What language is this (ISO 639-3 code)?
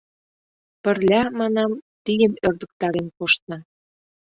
chm